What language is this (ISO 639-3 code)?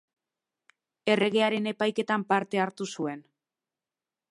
eus